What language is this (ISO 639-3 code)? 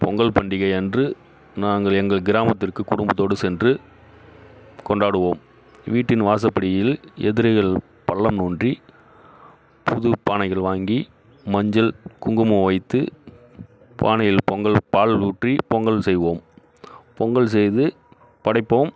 tam